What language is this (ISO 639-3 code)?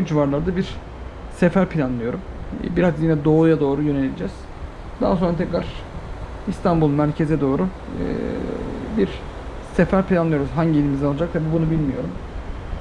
tur